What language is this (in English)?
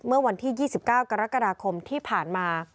Thai